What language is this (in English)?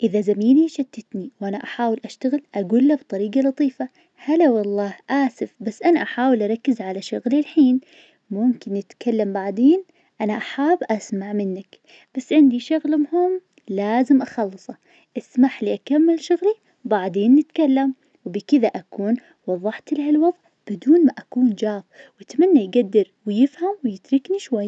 Najdi Arabic